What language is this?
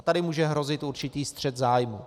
Czech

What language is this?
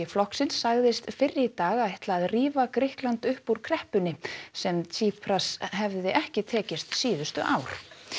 Icelandic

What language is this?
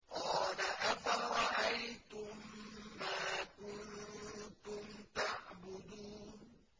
Arabic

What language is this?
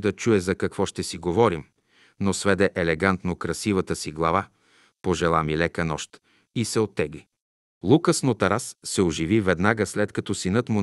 Bulgarian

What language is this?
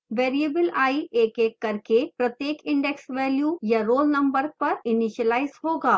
Hindi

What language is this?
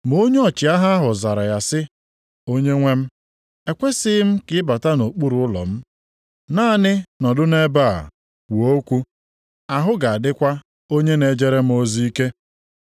Igbo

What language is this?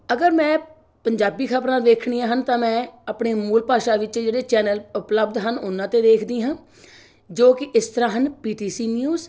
Punjabi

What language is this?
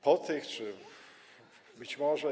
Polish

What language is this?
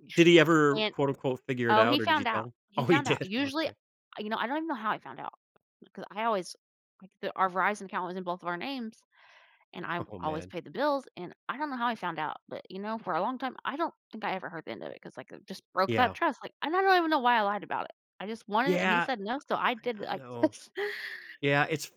English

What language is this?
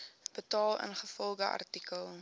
Afrikaans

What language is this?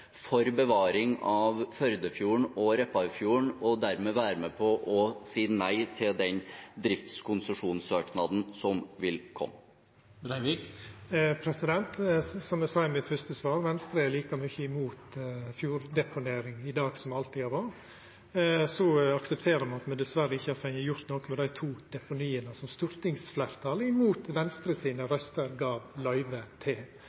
Norwegian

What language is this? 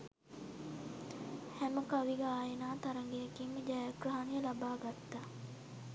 Sinhala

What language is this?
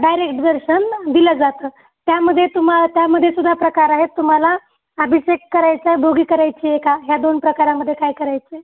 Marathi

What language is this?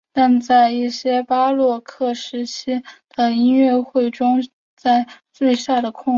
Chinese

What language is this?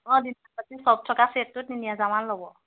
Assamese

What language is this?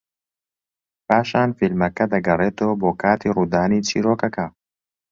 Central Kurdish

